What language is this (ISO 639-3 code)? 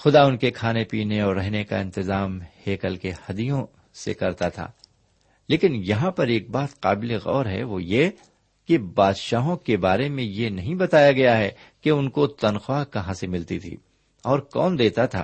urd